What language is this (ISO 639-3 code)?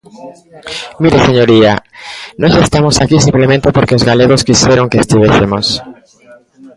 glg